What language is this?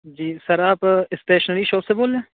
Urdu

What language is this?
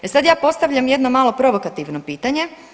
Croatian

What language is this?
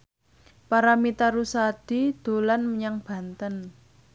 Javanese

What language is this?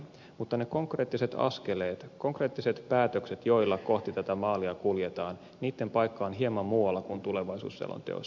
Finnish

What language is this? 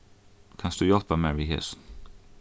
Faroese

